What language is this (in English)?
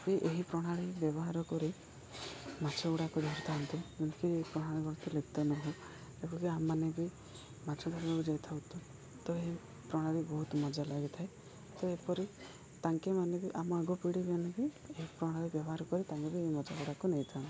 Odia